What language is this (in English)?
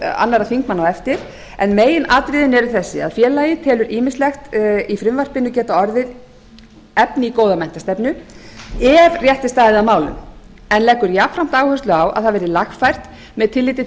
Icelandic